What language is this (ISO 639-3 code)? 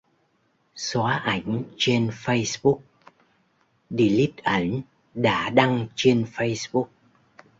vie